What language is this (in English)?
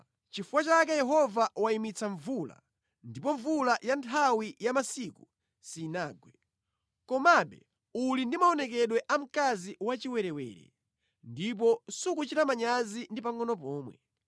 Nyanja